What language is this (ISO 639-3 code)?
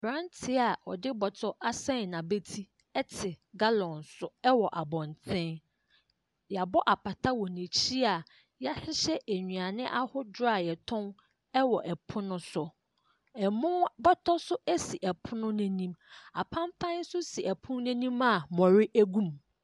aka